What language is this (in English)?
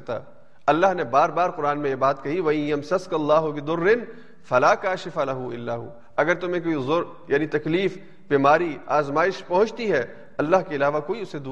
Urdu